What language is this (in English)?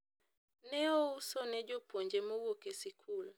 Luo (Kenya and Tanzania)